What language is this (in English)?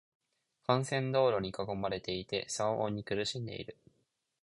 Japanese